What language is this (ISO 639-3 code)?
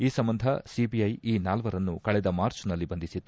kan